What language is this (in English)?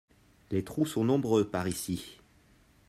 French